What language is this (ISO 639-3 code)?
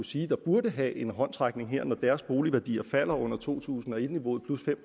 dan